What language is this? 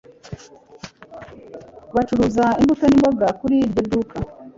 Kinyarwanda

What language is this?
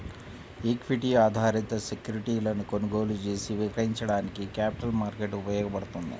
Telugu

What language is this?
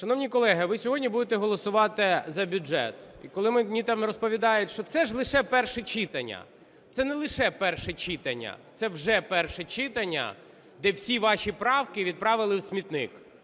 Ukrainian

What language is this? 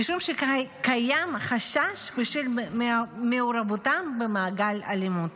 Hebrew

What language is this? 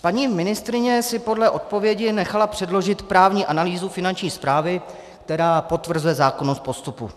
Czech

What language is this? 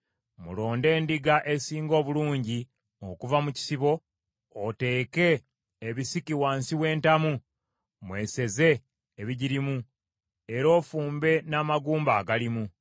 Ganda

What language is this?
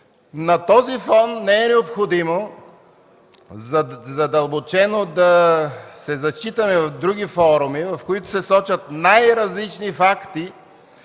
Bulgarian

